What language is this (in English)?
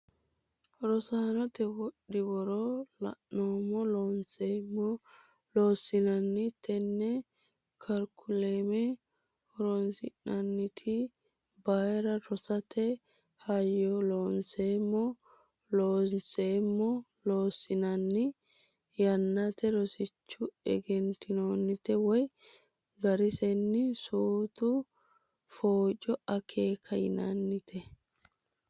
Sidamo